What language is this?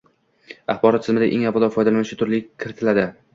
Uzbek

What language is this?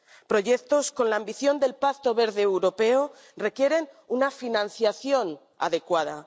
Spanish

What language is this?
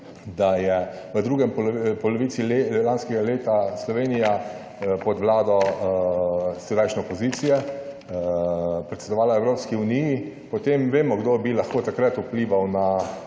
Slovenian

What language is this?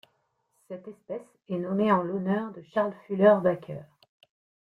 French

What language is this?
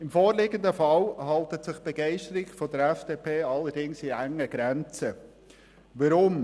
Swiss German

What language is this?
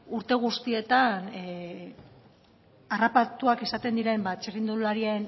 Basque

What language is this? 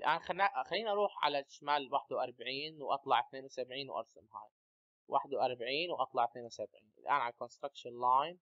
Arabic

